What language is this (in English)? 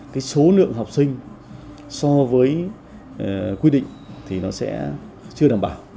Vietnamese